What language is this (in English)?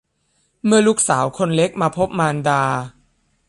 Thai